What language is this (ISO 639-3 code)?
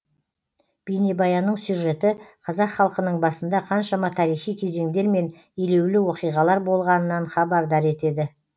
kaz